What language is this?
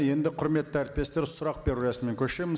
Kazakh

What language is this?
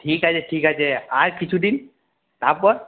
Bangla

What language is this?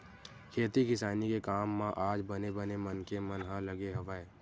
Chhattisgarhi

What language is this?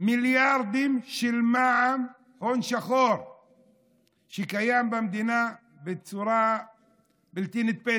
Hebrew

